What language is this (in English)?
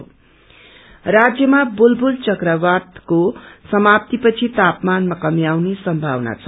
Nepali